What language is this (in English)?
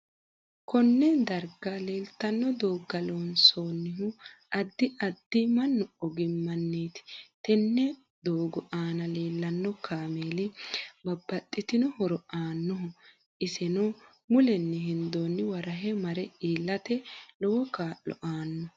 Sidamo